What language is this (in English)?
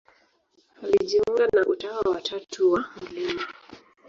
Swahili